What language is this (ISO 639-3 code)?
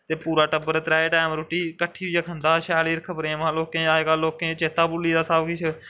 doi